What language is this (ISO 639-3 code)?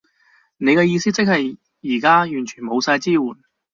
yue